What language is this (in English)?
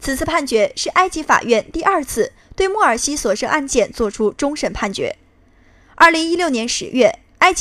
Chinese